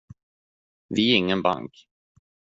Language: Swedish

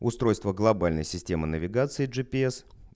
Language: Russian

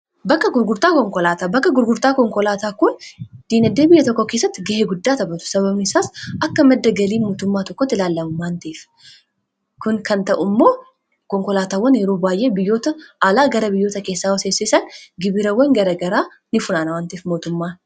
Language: Oromo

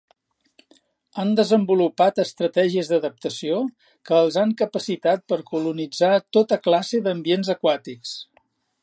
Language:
Catalan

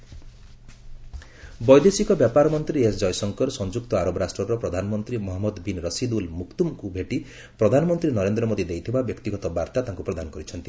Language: Odia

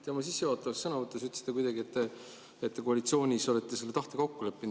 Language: Estonian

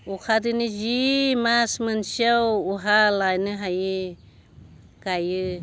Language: Bodo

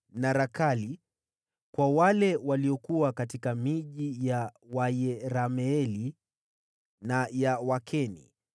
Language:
Swahili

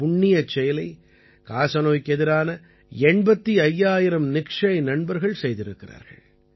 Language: Tamil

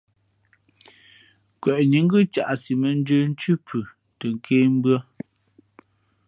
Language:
Fe'fe'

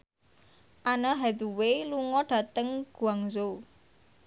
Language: Javanese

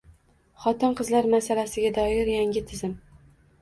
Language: Uzbek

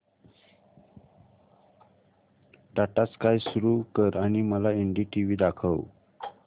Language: Marathi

